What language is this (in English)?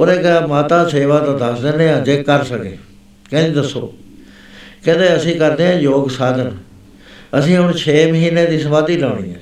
Punjabi